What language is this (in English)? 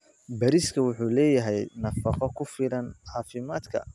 Somali